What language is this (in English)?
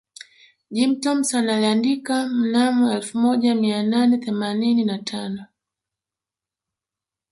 Swahili